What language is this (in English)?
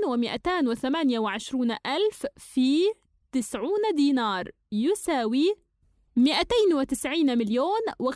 Arabic